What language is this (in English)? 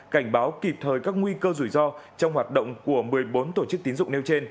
Vietnamese